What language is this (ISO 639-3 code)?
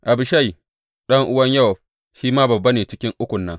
hau